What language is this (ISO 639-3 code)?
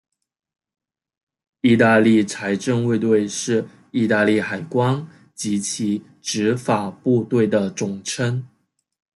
zho